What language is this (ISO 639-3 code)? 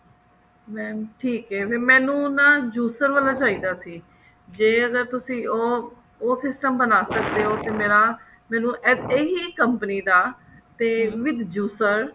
pan